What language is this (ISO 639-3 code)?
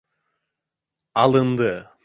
tur